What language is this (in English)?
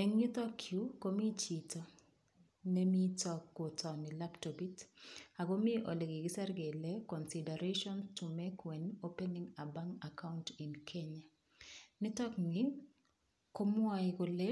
Kalenjin